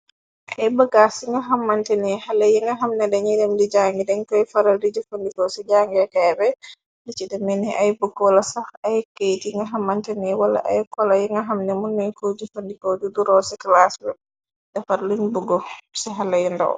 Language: Wolof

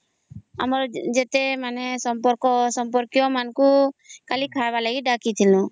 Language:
Odia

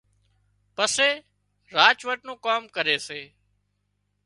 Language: Wadiyara Koli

